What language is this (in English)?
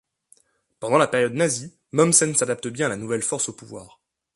French